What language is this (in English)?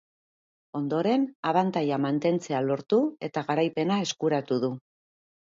Basque